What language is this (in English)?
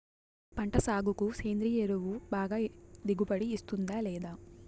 Telugu